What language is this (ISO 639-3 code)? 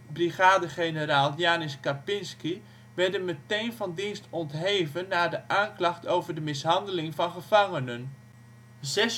nld